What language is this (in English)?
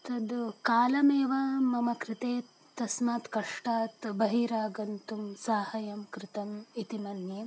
Sanskrit